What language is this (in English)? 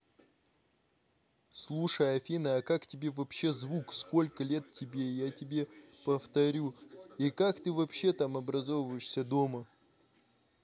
Russian